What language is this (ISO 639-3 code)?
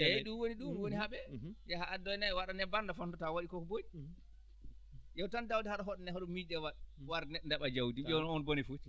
ful